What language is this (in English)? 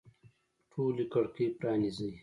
Pashto